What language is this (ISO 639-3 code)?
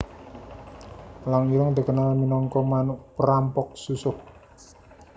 jav